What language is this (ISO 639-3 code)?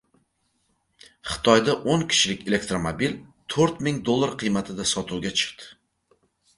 uzb